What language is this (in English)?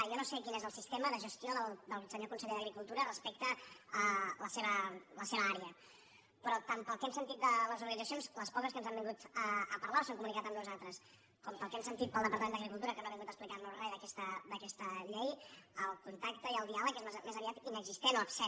Catalan